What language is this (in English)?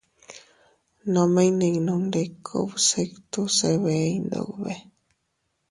Teutila Cuicatec